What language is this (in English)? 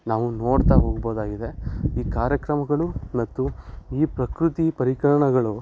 Kannada